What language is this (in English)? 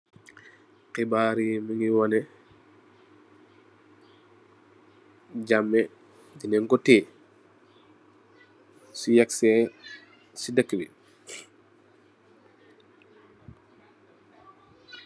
Wolof